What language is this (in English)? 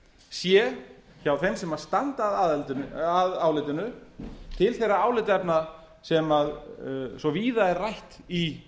Icelandic